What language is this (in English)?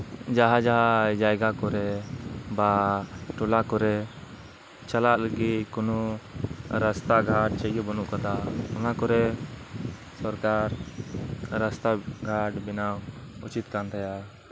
Santali